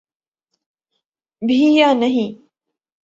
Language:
Urdu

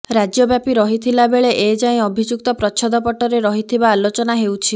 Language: Odia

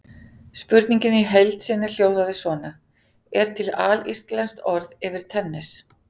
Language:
Icelandic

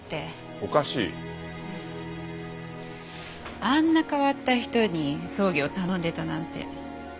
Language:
Japanese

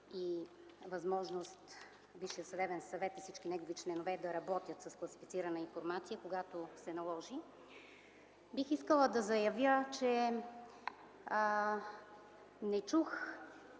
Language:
Bulgarian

